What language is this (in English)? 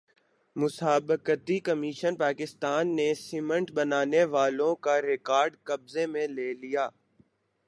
Urdu